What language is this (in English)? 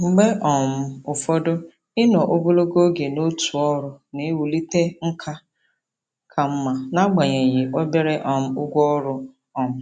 Igbo